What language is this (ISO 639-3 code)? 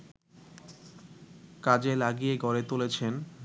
ben